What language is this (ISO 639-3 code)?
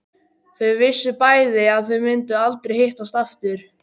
isl